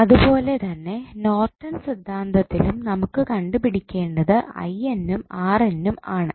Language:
Malayalam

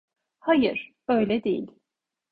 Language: Turkish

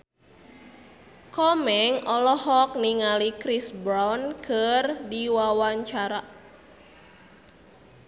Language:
Sundanese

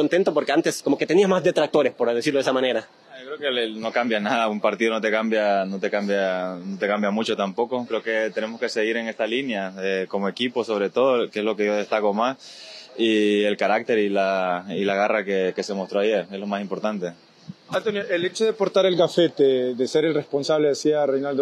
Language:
Spanish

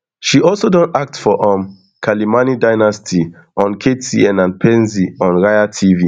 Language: Nigerian Pidgin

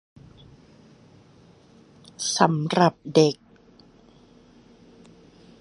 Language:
Thai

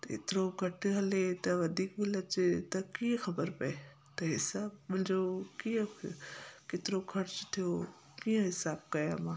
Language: Sindhi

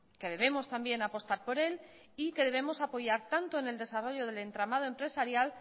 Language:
Spanish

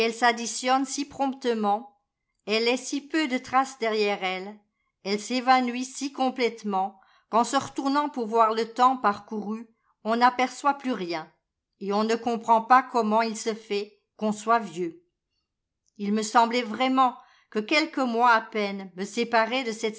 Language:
French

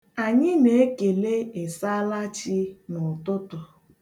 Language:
Igbo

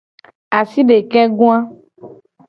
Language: Gen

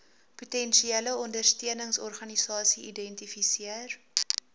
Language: Afrikaans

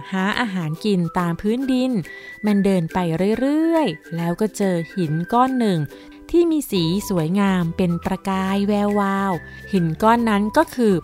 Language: Thai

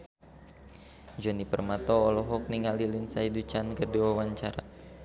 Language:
Sundanese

